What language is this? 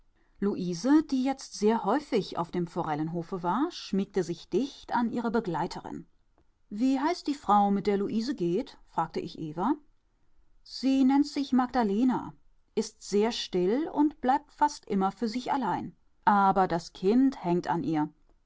German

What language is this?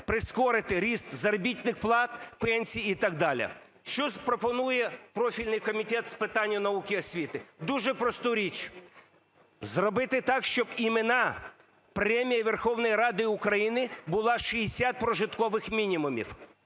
Ukrainian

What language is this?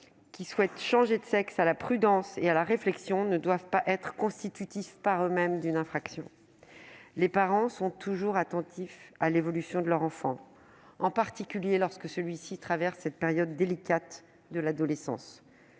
French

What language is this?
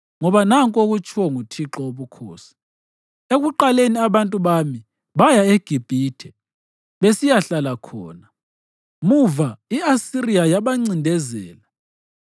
North Ndebele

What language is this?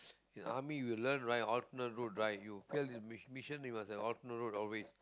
English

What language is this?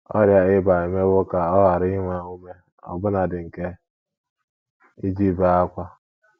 Igbo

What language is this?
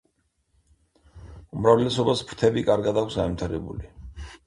Georgian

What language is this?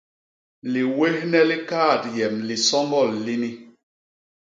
Basaa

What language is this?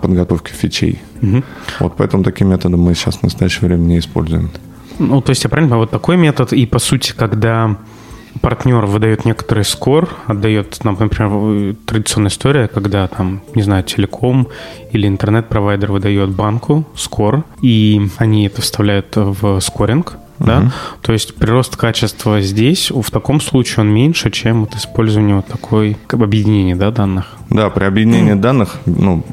Russian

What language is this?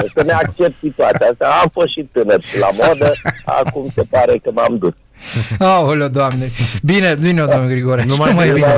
Romanian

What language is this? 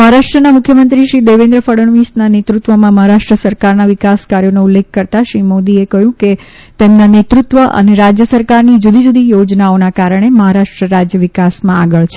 Gujarati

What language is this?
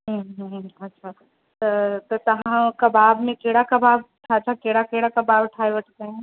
Sindhi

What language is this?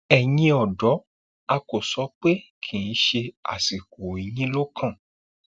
Yoruba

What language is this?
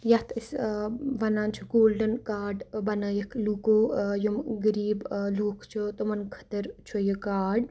Kashmiri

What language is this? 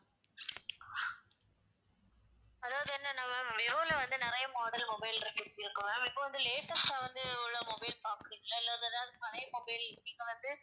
Tamil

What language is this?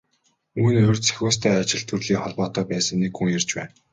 Mongolian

